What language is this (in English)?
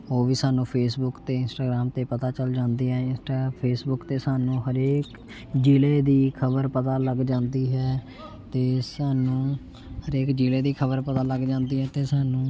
Punjabi